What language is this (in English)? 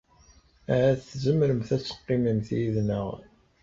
Kabyle